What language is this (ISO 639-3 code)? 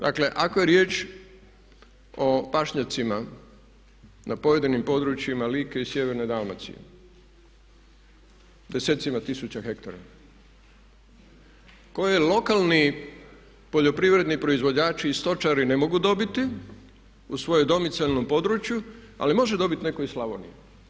hrv